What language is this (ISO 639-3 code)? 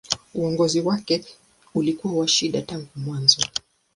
swa